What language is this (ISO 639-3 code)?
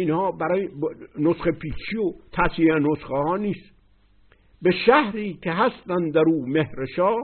fas